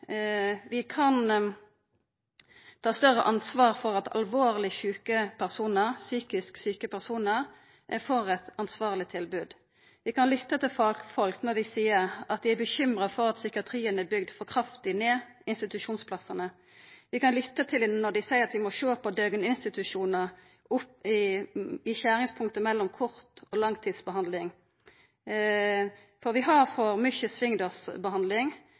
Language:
Norwegian Nynorsk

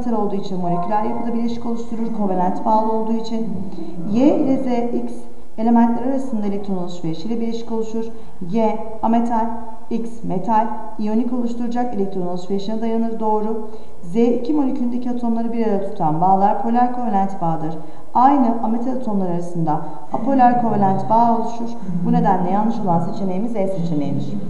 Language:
Turkish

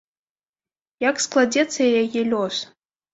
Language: Belarusian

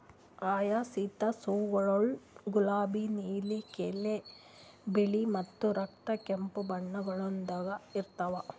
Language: Kannada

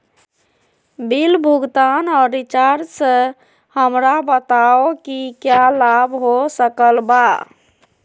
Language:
Magahi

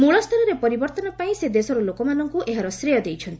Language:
Odia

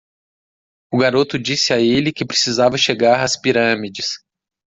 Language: Portuguese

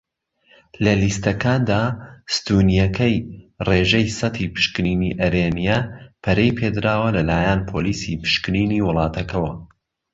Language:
Central Kurdish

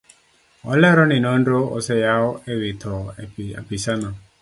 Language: Luo (Kenya and Tanzania)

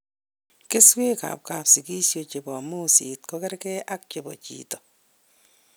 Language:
Kalenjin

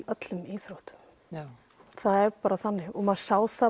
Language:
Icelandic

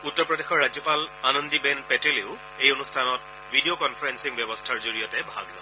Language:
Assamese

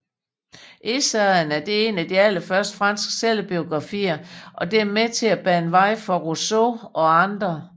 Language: Danish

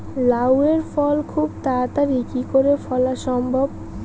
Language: Bangla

